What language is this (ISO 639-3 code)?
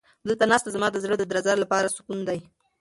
pus